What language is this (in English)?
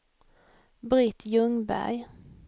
Swedish